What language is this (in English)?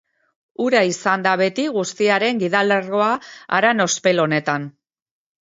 Basque